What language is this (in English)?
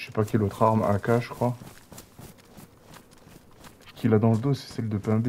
French